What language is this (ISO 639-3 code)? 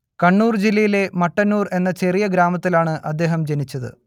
mal